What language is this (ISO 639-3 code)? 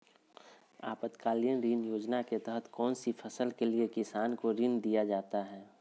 mag